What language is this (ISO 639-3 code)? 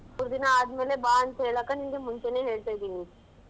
kan